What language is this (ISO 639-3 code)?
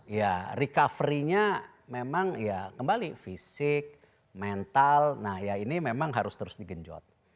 ind